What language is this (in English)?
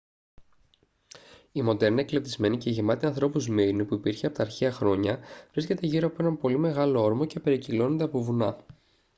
Greek